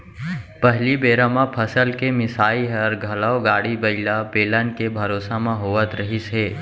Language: Chhattisgarhi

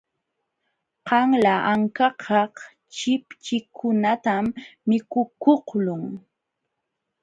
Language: Jauja Wanca Quechua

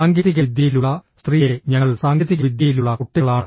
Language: Malayalam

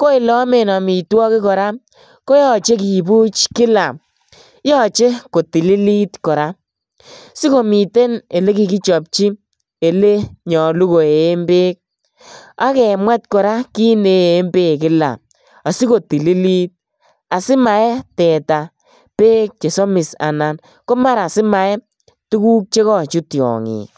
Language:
Kalenjin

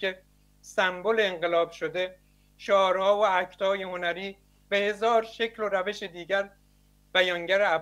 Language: Persian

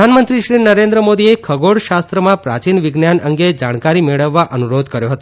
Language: Gujarati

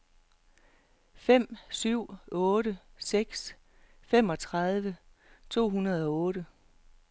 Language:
Danish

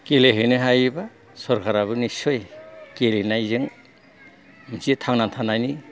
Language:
Bodo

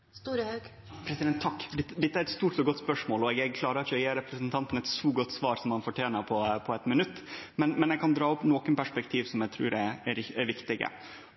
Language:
Norwegian Nynorsk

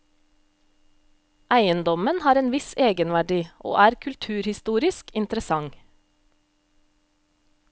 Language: Norwegian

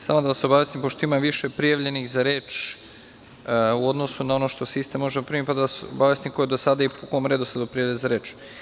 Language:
Serbian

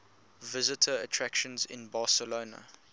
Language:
English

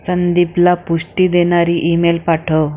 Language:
Marathi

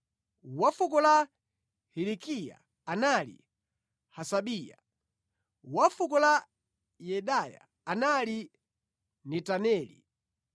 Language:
Nyanja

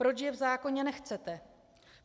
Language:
Czech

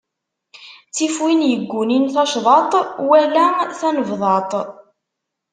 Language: Kabyle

